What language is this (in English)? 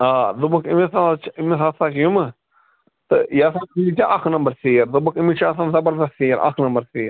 Kashmiri